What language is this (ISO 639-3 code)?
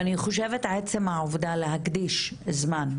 heb